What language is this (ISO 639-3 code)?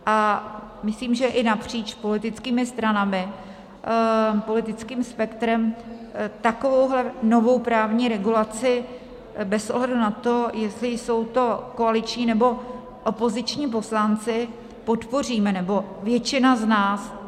ces